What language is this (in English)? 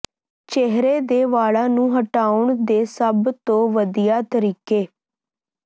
Punjabi